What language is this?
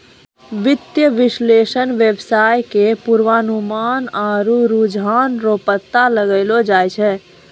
Maithili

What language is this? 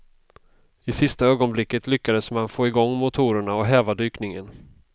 Swedish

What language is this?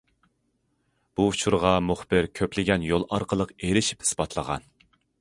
Uyghur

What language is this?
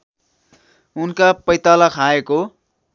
Nepali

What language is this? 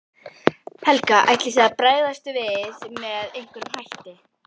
Icelandic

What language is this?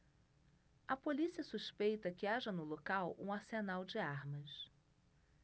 Portuguese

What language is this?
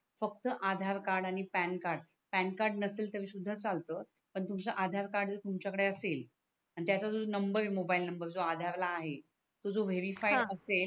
Marathi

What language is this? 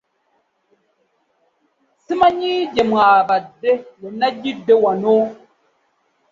Ganda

